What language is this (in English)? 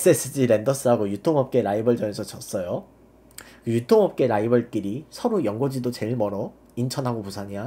Korean